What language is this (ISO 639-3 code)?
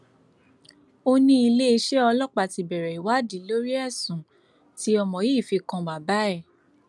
yor